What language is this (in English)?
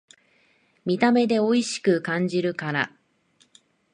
Japanese